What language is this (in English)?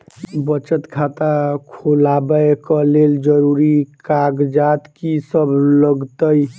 Maithili